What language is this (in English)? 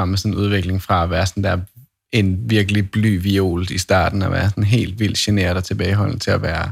Danish